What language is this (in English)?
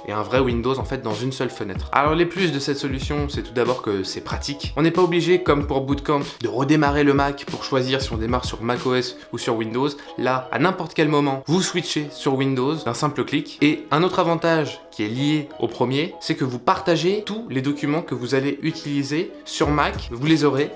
French